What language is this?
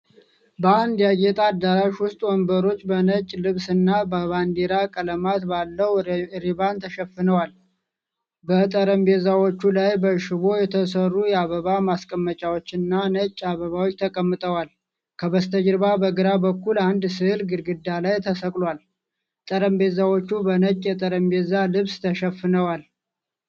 Amharic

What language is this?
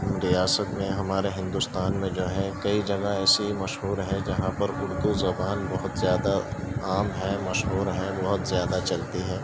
Urdu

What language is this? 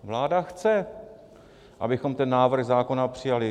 Czech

